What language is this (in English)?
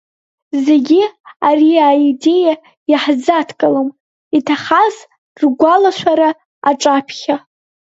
Abkhazian